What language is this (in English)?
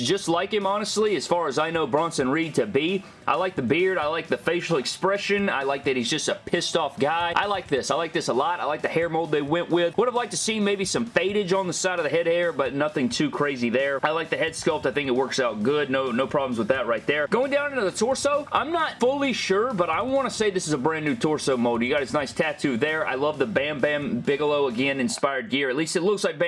English